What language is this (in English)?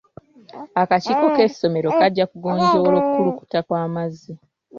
Ganda